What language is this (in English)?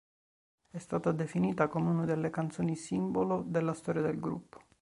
Italian